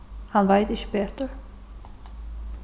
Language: Faroese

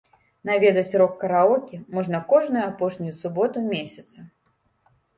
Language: Belarusian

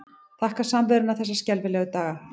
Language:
Icelandic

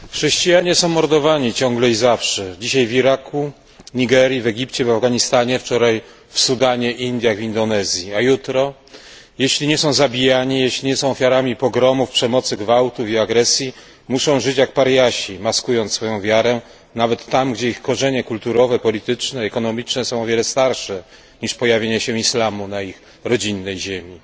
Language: Polish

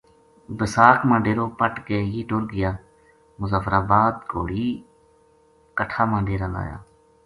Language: Gujari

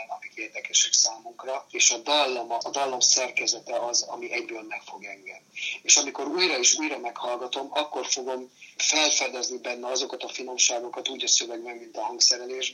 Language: Hungarian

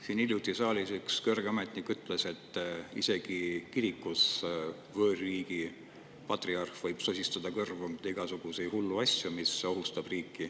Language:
Estonian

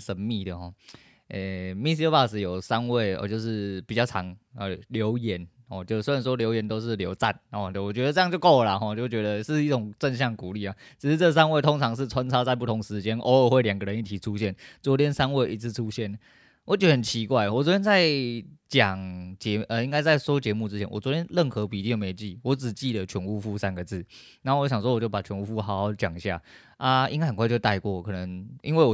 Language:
Chinese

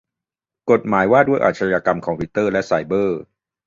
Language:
Thai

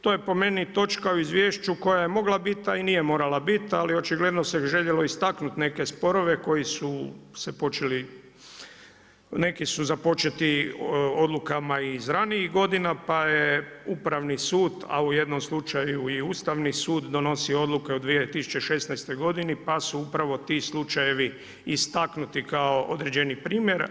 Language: Croatian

